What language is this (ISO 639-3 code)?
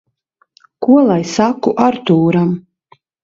lav